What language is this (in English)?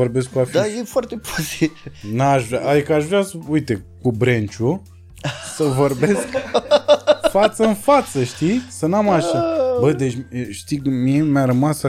Romanian